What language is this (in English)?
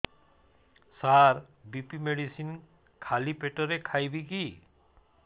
Odia